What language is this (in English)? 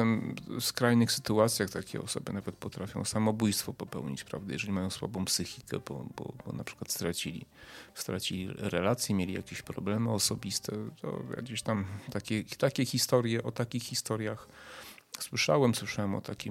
Polish